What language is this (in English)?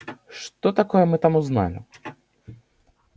Russian